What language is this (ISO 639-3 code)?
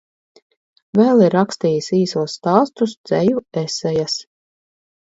lav